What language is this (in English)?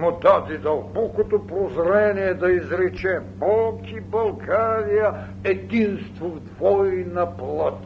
Bulgarian